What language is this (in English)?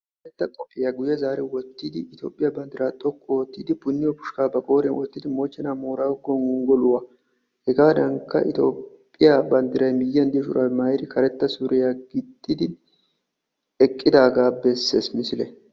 Wolaytta